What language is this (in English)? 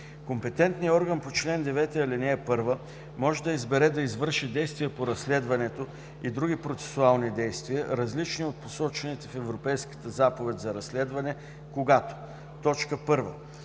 Bulgarian